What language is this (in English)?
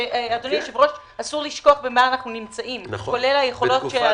Hebrew